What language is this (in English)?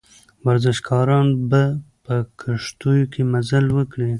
Pashto